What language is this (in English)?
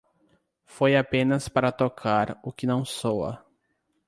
Portuguese